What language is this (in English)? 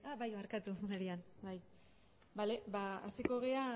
Basque